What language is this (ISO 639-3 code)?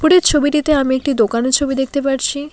ben